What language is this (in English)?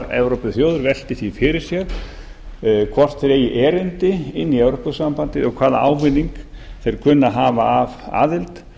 Icelandic